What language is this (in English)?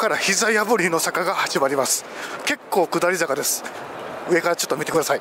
Japanese